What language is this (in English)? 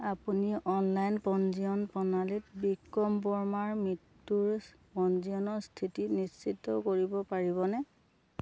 Assamese